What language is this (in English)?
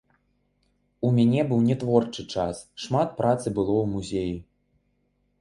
Belarusian